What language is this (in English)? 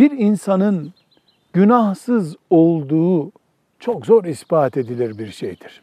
Turkish